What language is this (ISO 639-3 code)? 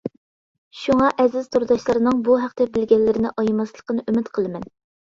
uig